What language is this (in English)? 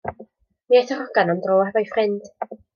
Welsh